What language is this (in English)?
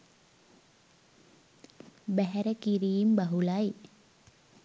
Sinhala